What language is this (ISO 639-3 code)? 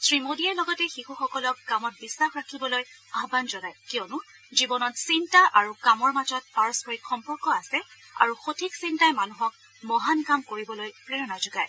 asm